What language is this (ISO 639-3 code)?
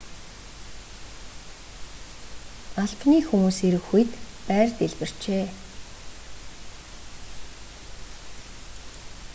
mon